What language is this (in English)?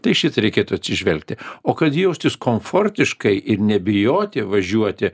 Lithuanian